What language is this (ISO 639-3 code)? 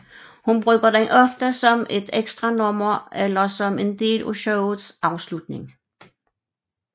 dan